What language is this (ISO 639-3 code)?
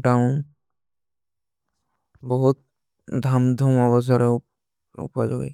uki